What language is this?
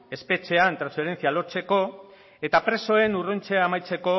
Basque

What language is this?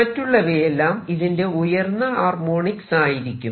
Malayalam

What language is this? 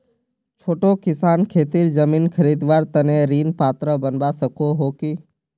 Magahi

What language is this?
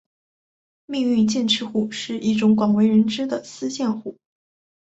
Chinese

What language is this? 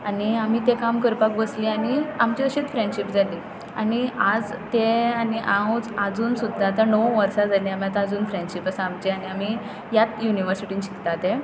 Konkani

